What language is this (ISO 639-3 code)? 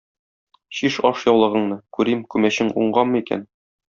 tat